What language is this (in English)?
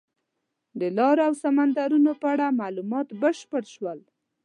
Pashto